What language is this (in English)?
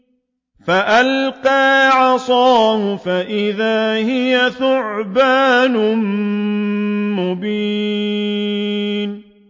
Arabic